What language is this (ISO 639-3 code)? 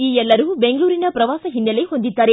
kan